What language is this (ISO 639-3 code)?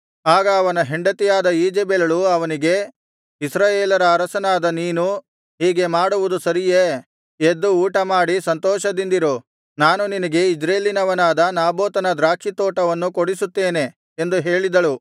kan